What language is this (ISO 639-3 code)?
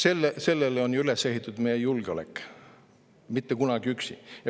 est